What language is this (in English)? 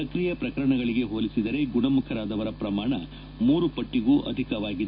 Kannada